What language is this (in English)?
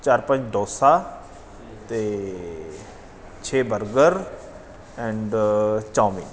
Punjabi